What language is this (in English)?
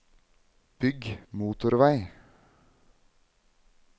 Norwegian